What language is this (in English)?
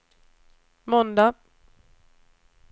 Swedish